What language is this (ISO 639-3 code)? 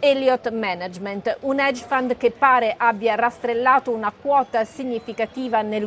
ita